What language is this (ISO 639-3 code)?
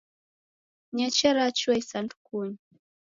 dav